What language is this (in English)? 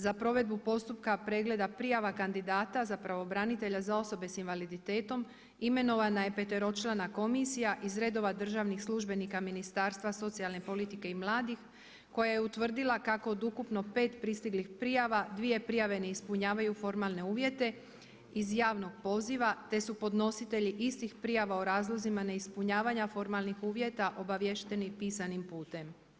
Croatian